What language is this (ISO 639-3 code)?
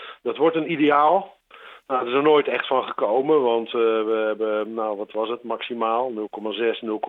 nld